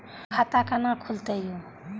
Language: Maithili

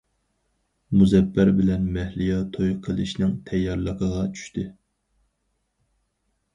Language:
Uyghur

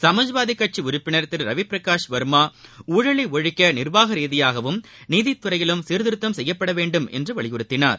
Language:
Tamil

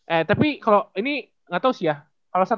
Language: Indonesian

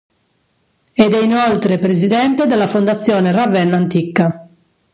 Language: Italian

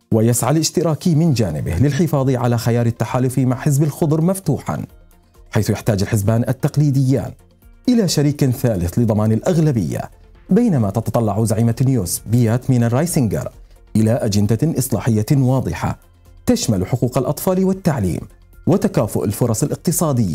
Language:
Arabic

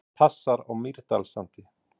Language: Icelandic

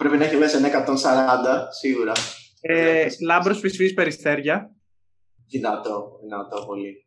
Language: Greek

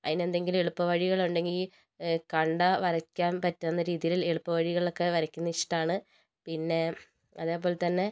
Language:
Malayalam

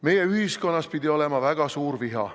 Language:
Estonian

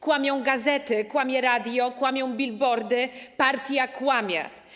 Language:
Polish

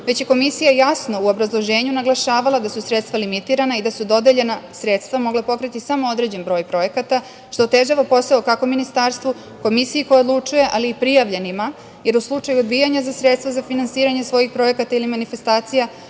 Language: Serbian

